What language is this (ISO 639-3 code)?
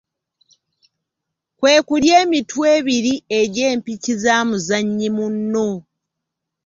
lug